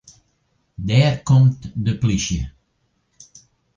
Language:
Western Frisian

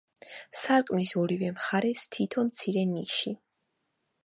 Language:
Georgian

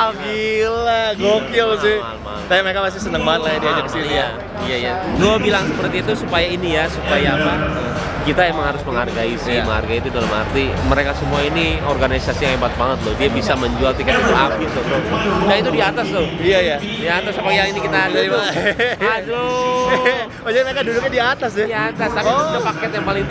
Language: Indonesian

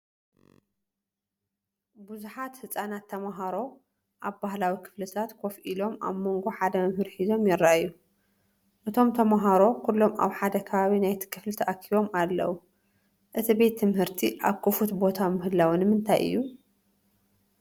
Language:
Tigrinya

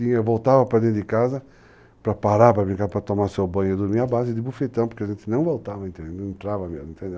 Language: Portuguese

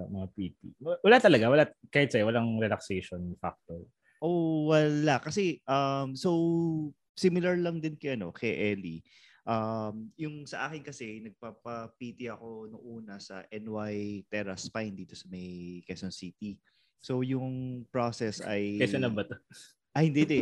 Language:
Filipino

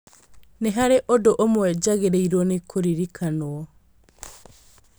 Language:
Kikuyu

